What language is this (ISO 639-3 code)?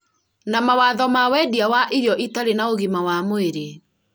kik